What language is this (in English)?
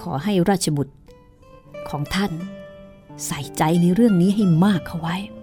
Thai